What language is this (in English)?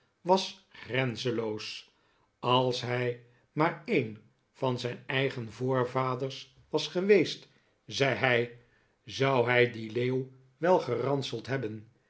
Dutch